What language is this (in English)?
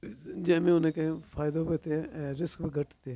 Sindhi